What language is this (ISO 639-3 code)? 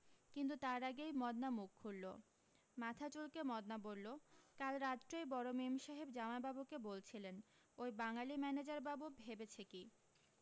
ben